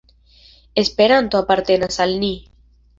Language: Esperanto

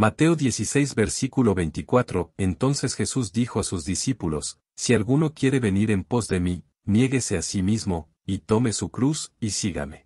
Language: Spanish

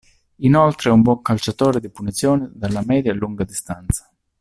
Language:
Italian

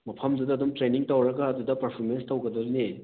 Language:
Manipuri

